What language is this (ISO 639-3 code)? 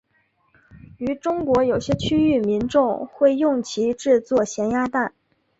zho